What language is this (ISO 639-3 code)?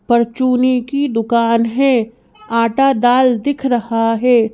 hin